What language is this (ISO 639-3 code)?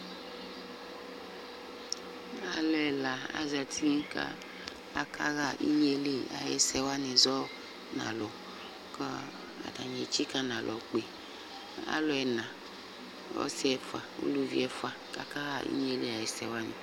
kpo